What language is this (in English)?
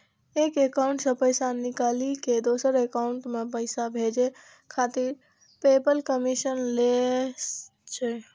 Maithili